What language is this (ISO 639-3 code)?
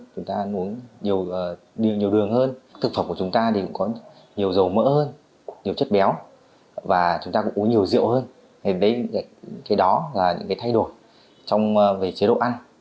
vie